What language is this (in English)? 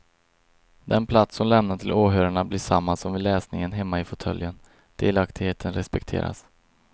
Swedish